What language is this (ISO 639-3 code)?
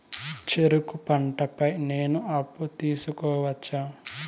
tel